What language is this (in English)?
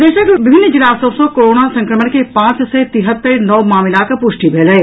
Maithili